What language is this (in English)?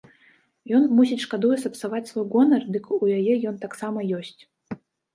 Belarusian